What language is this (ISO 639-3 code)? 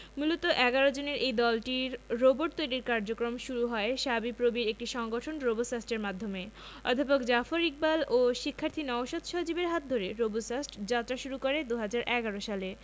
ben